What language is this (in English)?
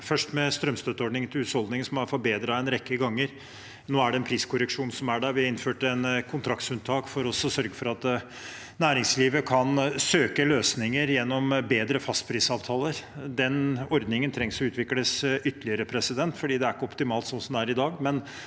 Norwegian